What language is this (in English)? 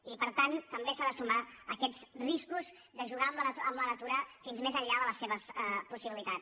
Catalan